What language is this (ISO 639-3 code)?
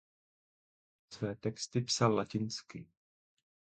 ces